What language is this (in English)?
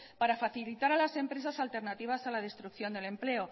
Spanish